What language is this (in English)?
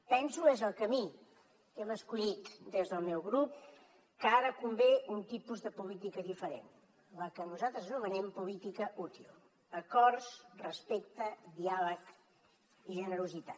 Catalan